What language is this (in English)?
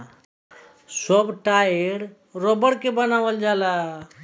Bhojpuri